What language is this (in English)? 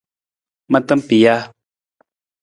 Nawdm